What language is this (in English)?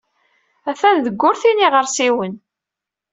Kabyle